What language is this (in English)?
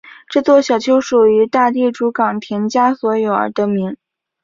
Chinese